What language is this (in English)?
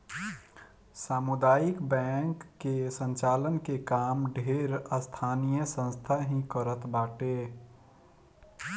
Bhojpuri